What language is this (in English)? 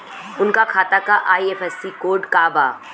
Bhojpuri